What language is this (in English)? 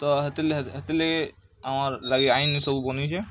Odia